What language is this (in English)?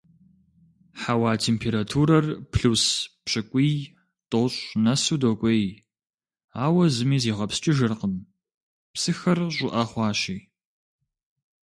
Kabardian